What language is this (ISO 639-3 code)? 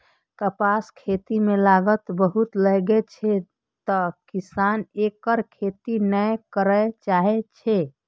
mai